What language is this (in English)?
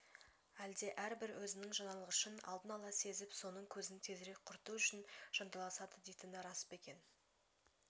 Kazakh